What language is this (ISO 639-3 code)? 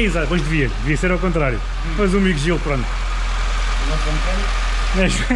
por